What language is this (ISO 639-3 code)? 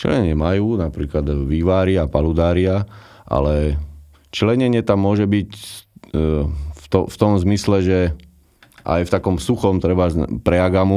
slk